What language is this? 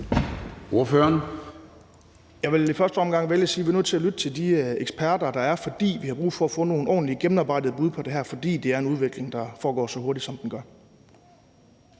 Danish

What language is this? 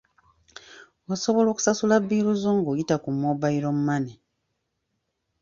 Ganda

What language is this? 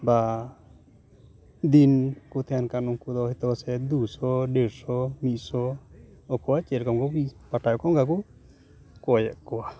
Santali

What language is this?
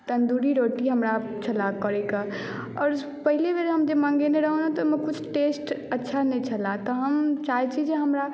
Maithili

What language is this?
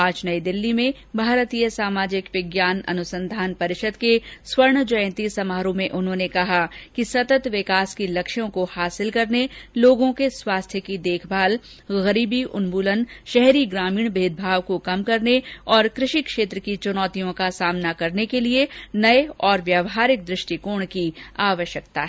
Hindi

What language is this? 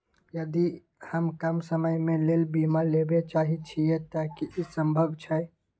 Maithili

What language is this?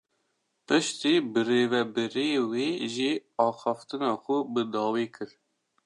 Kurdish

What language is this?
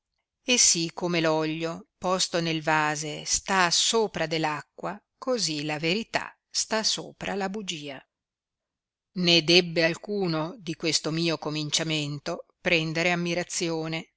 Italian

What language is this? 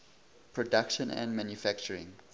English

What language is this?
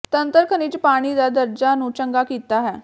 Punjabi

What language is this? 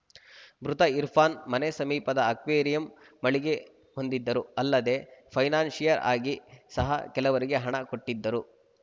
Kannada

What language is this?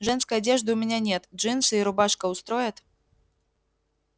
Russian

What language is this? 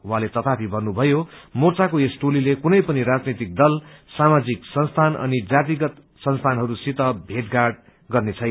Nepali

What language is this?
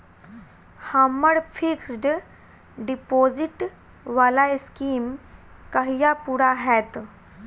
Maithili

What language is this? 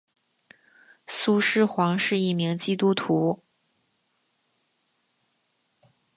Chinese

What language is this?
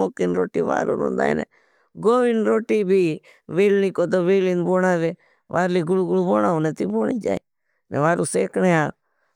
Bhili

